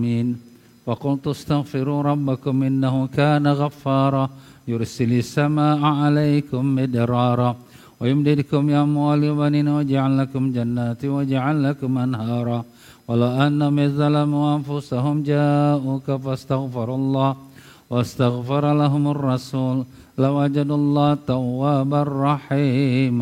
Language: Malay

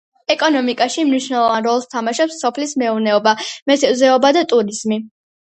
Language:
Georgian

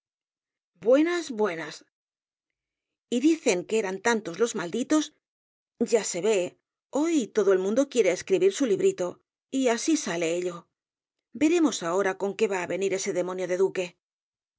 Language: Spanish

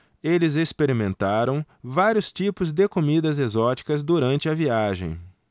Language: Portuguese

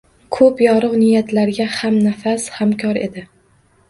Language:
Uzbek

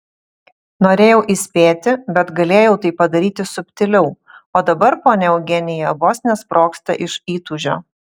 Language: Lithuanian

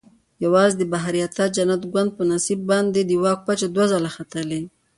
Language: Pashto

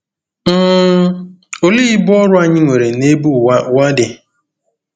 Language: Igbo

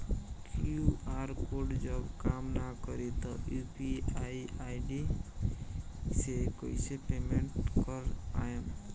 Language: Bhojpuri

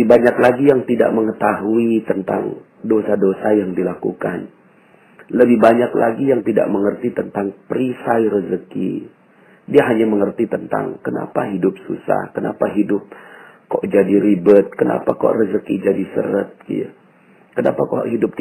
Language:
Indonesian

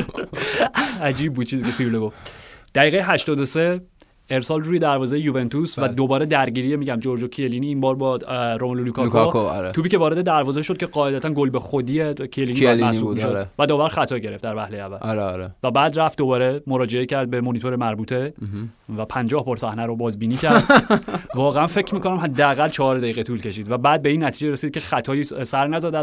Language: Persian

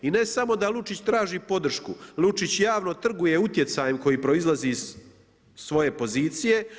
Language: Croatian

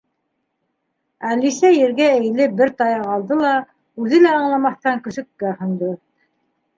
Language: Bashkir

